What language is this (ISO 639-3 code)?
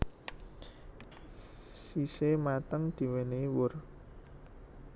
jav